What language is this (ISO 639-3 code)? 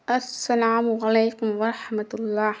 urd